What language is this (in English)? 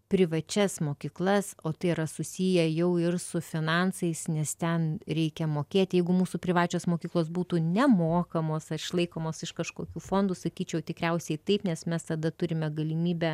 Lithuanian